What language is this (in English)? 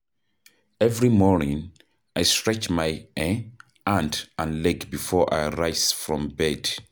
Nigerian Pidgin